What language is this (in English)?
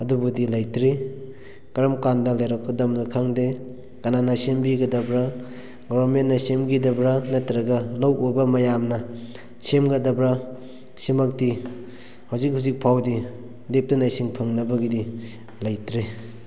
Manipuri